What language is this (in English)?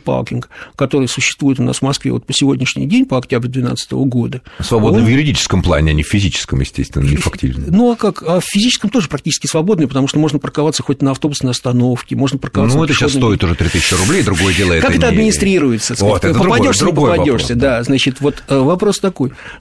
Russian